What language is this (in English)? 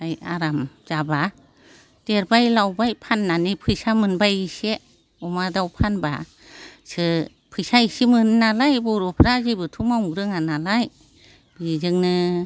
Bodo